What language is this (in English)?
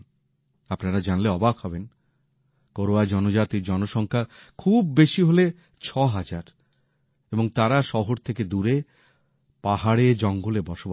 Bangla